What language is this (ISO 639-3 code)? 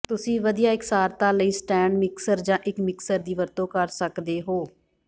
pan